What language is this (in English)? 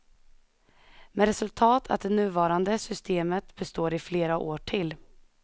Swedish